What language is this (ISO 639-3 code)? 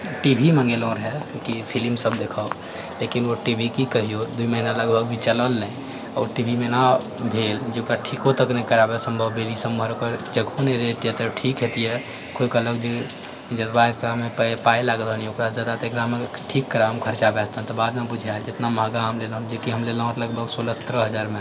mai